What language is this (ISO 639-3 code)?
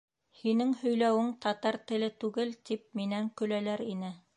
bak